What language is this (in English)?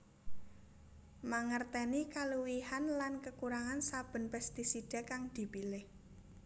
Javanese